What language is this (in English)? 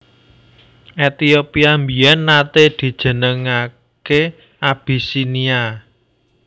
Javanese